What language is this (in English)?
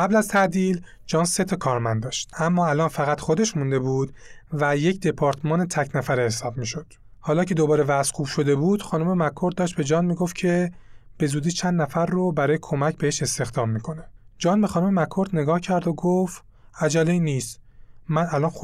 Persian